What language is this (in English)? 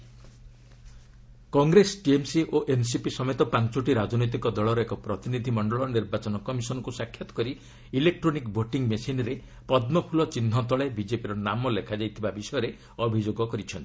Odia